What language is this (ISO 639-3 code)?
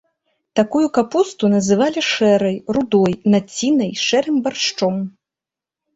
bel